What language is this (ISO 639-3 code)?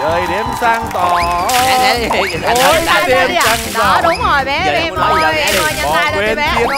vie